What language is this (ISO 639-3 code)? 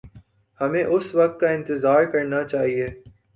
urd